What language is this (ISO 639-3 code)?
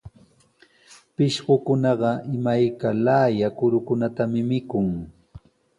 qws